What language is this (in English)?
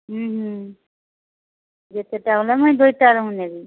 Odia